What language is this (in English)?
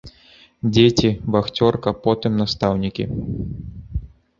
Belarusian